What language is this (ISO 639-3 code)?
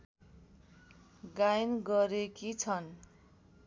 nep